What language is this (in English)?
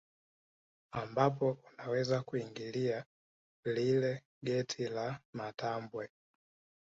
Swahili